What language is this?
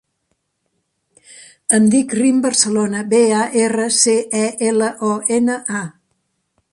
Catalan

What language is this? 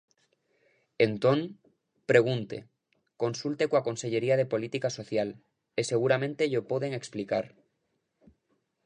Galician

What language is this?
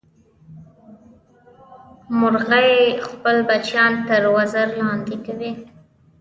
Pashto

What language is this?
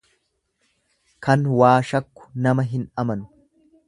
Oromo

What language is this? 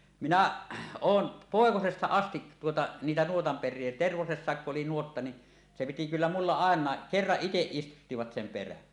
Finnish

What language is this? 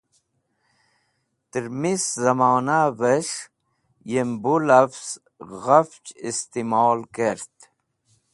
Wakhi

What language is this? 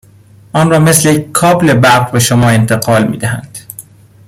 Persian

